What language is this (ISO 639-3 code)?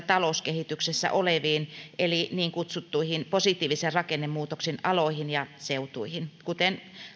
fin